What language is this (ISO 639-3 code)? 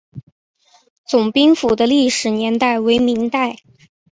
zho